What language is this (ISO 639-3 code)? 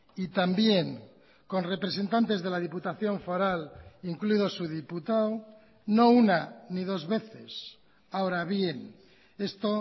spa